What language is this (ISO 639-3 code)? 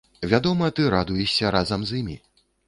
bel